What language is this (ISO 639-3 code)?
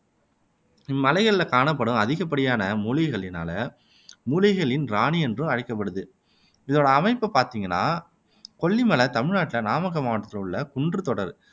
tam